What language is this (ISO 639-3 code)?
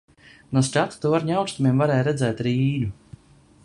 lav